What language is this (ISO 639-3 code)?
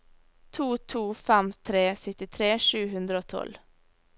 nor